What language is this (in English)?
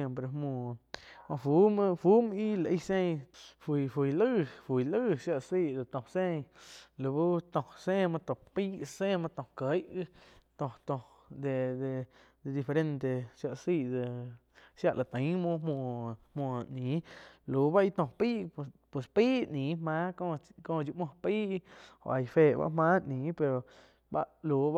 Quiotepec Chinantec